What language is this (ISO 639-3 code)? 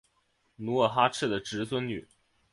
zho